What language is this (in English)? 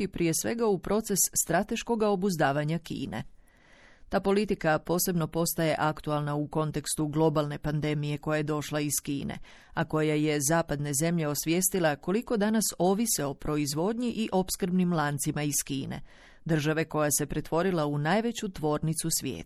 Croatian